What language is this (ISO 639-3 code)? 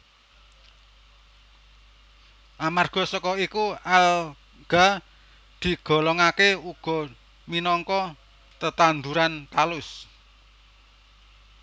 jav